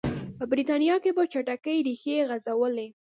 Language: Pashto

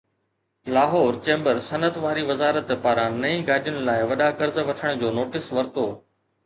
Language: Sindhi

